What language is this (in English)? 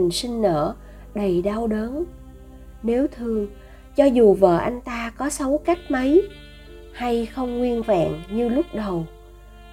Vietnamese